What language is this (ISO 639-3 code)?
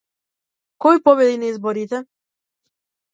mkd